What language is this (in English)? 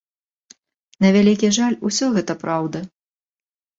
Belarusian